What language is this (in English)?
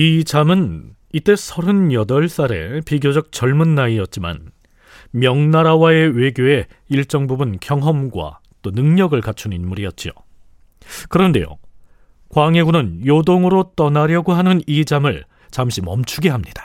Korean